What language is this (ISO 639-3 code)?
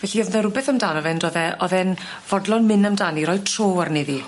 cym